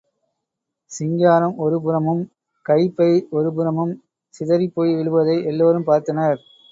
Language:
Tamil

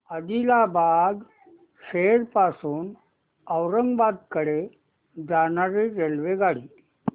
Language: Marathi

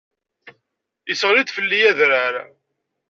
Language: Kabyle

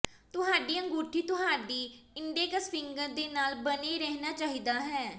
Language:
Punjabi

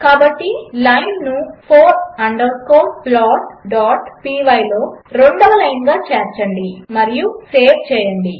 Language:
Telugu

